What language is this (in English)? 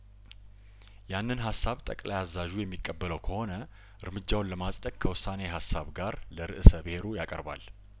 Amharic